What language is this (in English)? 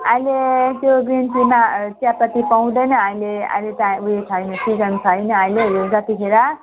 Nepali